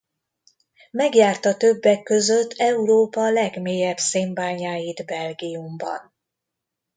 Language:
Hungarian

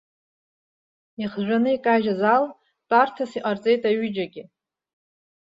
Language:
Abkhazian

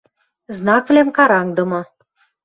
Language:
Western Mari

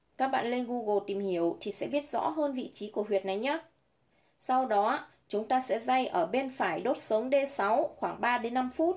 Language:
Vietnamese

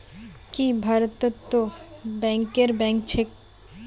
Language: Magahi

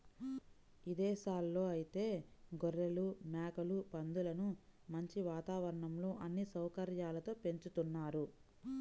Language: Telugu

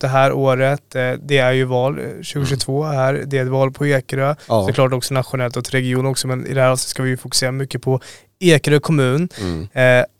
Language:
Swedish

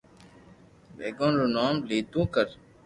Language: Loarki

